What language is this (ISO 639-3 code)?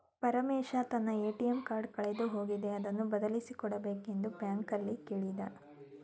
kan